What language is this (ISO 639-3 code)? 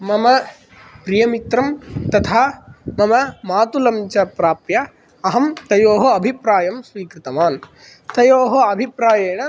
san